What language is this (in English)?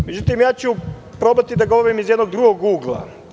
Serbian